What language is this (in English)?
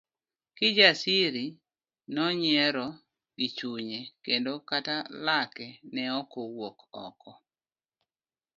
Luo (Kenya and Tanzania)